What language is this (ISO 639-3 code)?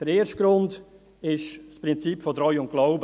gsw